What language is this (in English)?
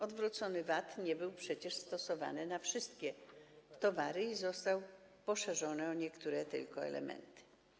Polish